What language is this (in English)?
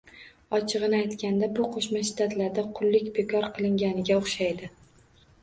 Uzbek